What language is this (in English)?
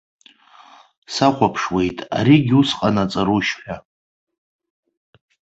Abkhazian